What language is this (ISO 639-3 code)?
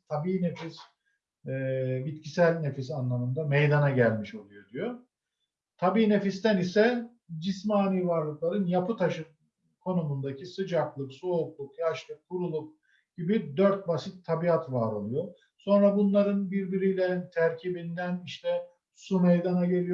tur